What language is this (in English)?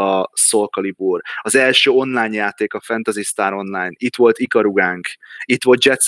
Hungarian